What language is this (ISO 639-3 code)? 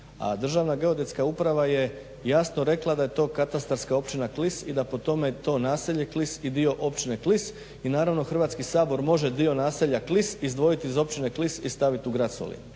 hrv